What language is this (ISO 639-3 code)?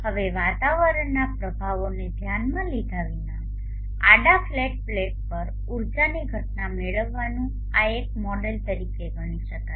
guj